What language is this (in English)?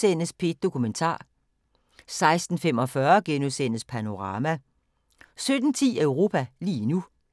Danish